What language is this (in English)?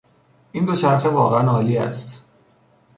Persian